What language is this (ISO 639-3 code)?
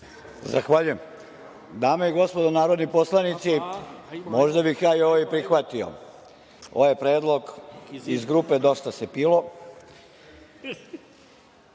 srp